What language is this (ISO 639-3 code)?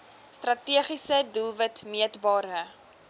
afr